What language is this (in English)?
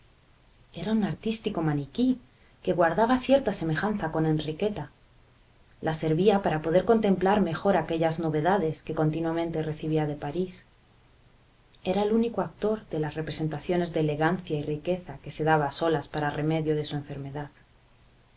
Spanish